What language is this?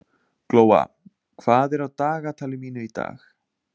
Icelandic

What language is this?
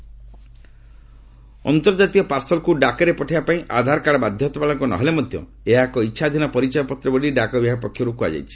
Odia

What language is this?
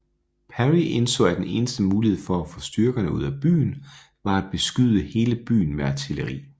Danish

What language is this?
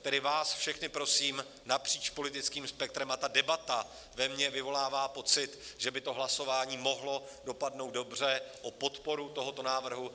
Czech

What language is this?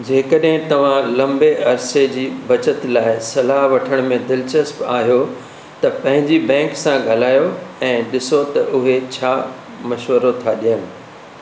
Sindhi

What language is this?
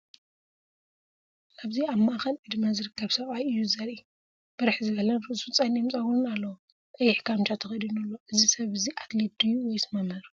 Tigrinya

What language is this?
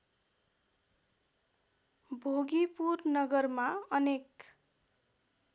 Nepali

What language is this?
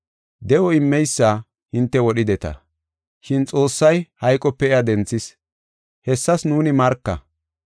Gofa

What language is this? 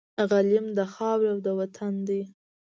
Pashto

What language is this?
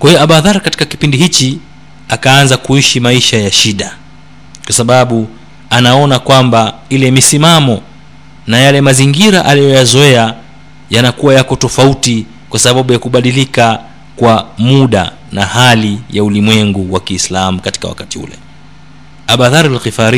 Swahili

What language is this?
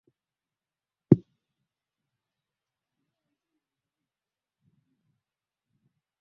Swahili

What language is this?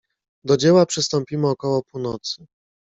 Polish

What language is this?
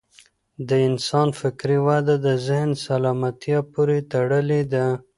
Pashto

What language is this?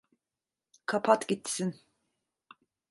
Turkish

